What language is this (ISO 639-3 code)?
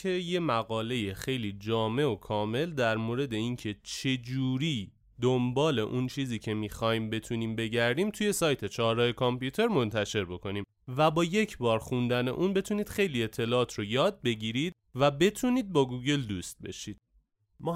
fas